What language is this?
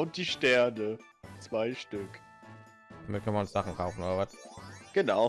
German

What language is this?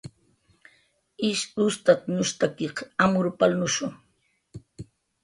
Jaqaru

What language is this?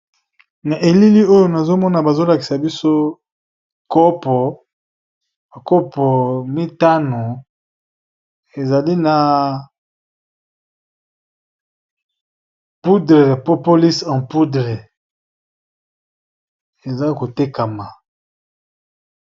Lingala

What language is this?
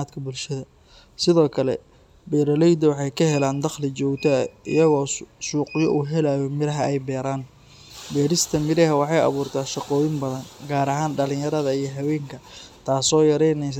Somali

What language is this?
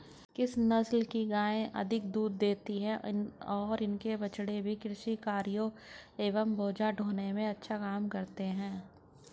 Hindi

